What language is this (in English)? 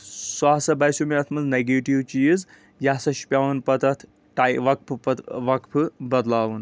Kashmiri